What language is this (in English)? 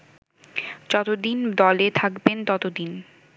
Bangla